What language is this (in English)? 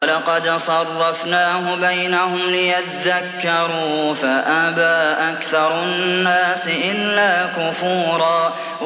Arabic